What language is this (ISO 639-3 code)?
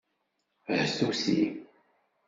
kab